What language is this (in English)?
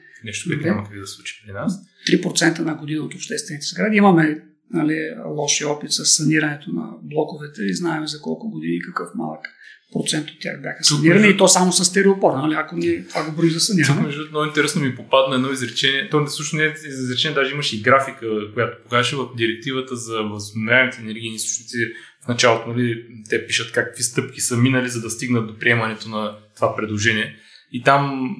Bulgarian